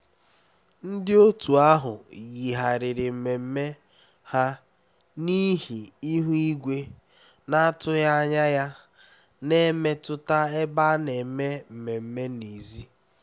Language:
Igbo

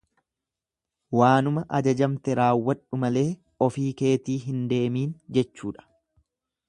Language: Oromo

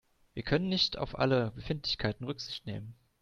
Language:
German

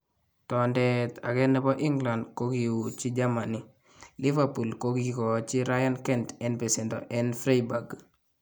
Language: Kalenjin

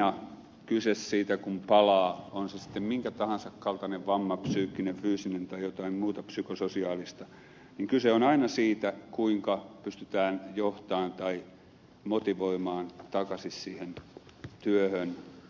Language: Finnish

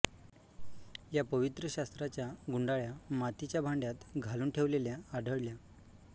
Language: Marathi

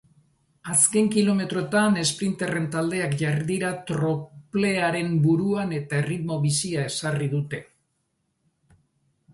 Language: Basque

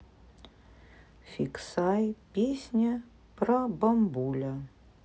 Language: Russian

